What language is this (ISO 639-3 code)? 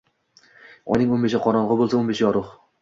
uzb